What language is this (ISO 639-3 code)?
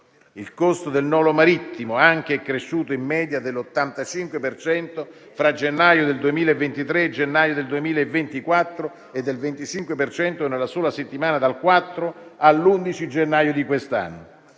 ita